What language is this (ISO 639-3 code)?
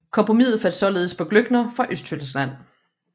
dan